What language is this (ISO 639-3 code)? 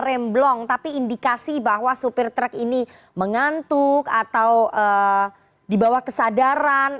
ind